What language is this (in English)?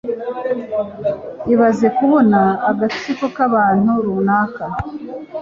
Kinyarwanda